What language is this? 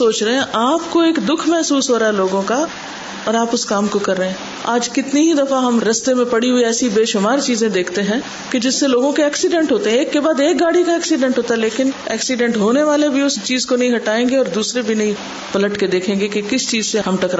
Urdu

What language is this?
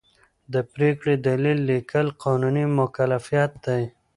Pashto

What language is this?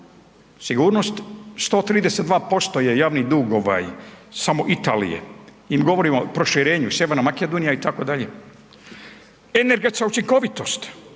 Croatian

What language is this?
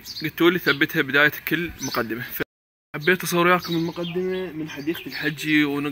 Arabic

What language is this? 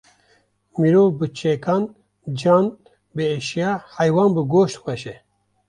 Kurdish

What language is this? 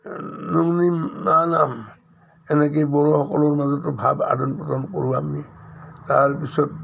Assamese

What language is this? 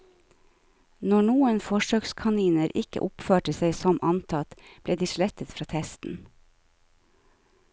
Norwegian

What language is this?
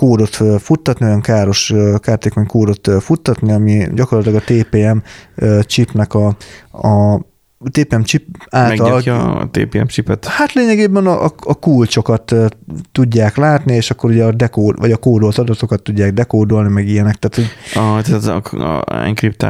Hungarian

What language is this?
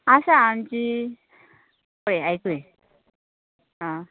Konkani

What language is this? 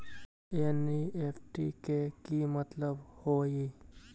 Magahi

